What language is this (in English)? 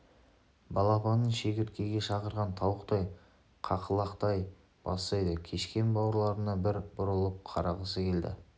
Kazakh